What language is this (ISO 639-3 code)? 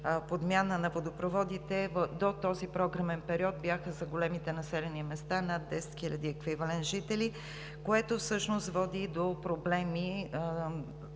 bul